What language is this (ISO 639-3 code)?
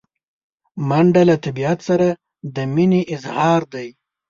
pus